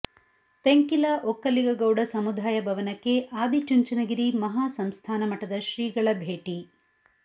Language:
Kannada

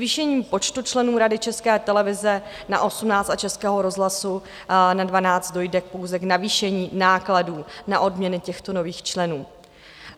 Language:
Czech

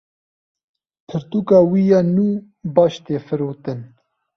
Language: Kurdish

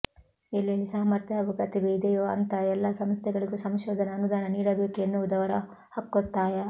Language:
Kannada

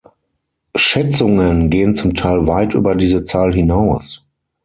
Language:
German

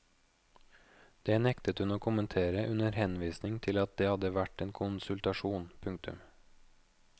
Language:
Norwegian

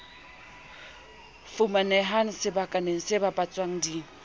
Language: Southern Sotho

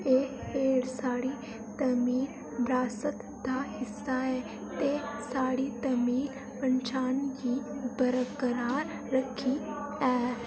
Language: Dogri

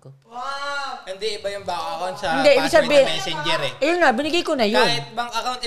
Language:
Filipino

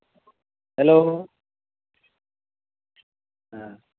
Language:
Santali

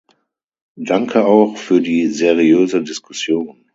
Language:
German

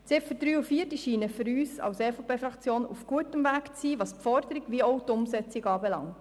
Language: Swiss German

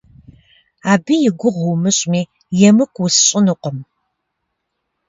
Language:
Kabardian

